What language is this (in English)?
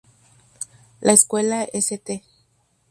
Spanish